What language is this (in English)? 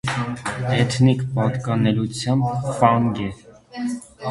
Armenian